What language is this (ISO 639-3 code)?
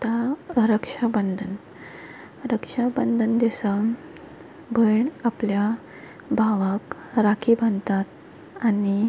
kok